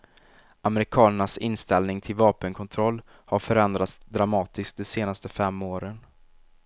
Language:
Swedish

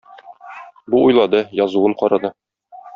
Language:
Tatar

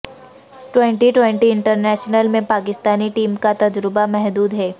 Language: Urdu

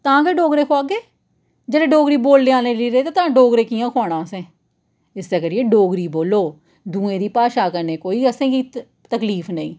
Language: Dogri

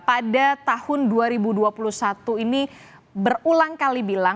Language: Indonesian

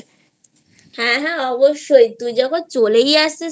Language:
Bangla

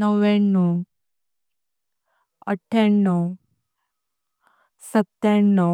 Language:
Konkani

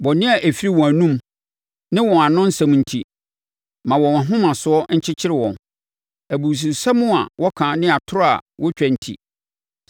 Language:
Akan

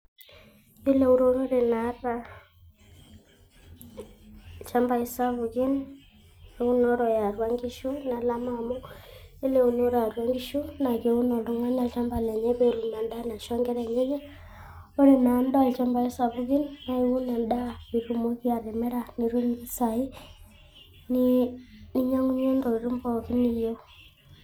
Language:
Masai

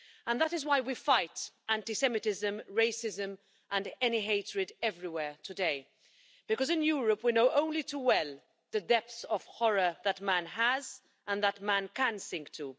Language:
English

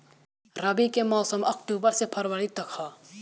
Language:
Bhojpuri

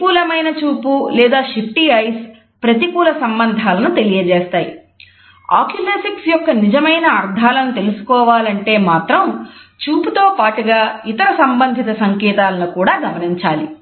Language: Telugu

